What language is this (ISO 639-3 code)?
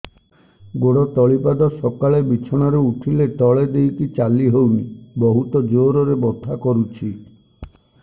ori